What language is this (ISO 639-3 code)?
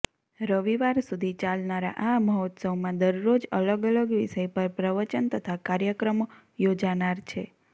guj